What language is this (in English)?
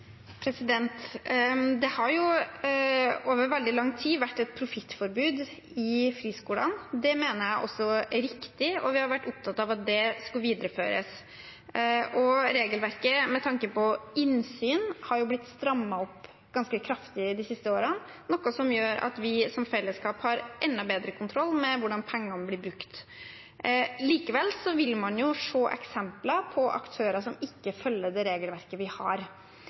Norwegian Bokmål